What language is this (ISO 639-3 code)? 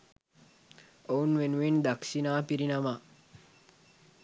sin